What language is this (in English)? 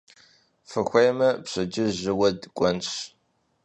Kabardian